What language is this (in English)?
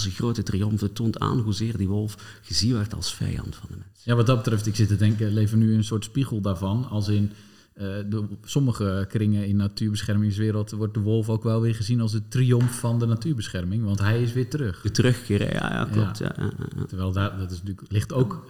Dutch